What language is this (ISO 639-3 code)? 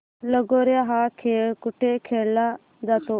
mar